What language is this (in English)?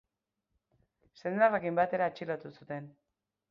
Basque